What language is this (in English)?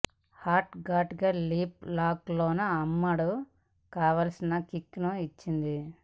Telugu